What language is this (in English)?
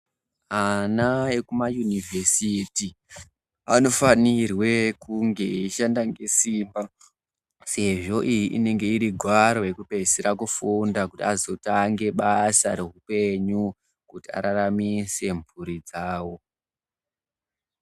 Ndau